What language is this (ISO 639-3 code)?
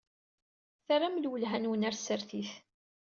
kab